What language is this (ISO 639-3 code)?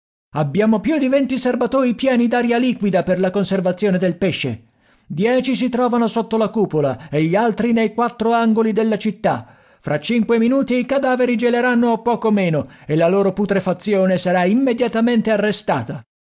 ita